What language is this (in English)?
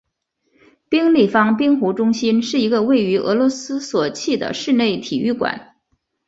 Chinese